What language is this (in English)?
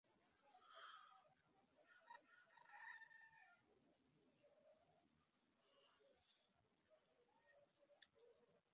Bangla